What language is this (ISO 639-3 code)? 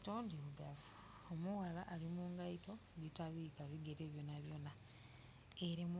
xog